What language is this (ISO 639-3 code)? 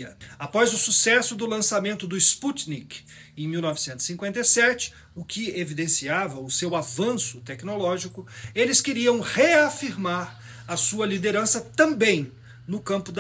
por